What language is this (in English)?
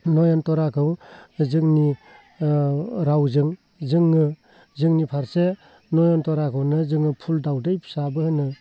Bodo